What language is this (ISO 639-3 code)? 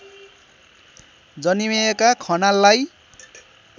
nep